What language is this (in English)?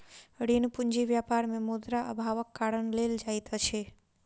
Maithili